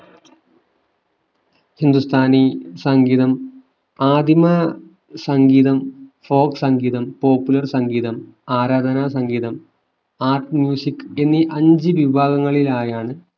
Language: Malayalam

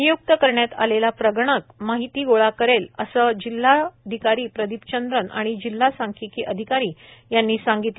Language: Marathi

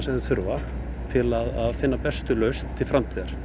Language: Icelandic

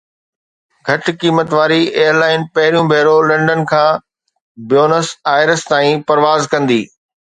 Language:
Sindhi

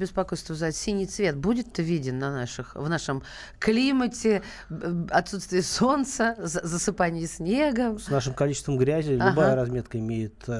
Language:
Russian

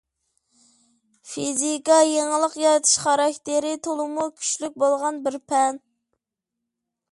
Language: Uyghur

